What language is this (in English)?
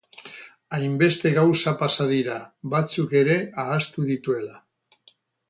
Basque